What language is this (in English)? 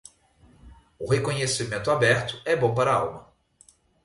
Portuguese